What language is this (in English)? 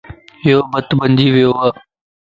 Lasi